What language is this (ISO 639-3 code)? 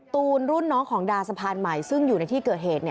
tha